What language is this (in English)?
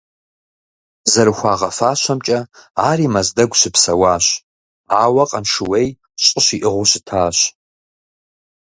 Kabardian